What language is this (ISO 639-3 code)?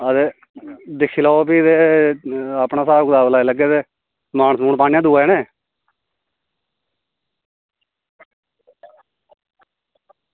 doi